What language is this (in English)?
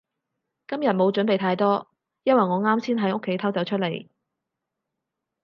Cantonese